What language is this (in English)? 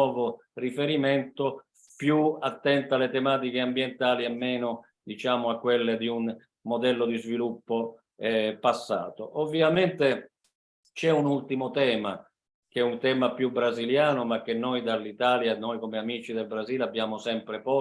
Italian